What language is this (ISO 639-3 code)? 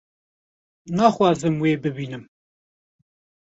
kur